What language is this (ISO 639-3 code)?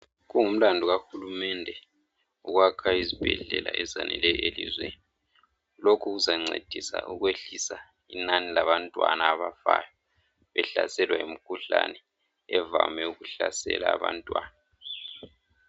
nde